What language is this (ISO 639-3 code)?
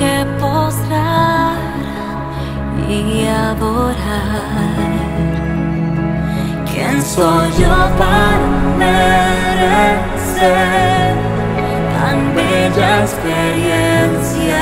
spa